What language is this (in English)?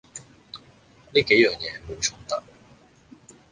Cantonese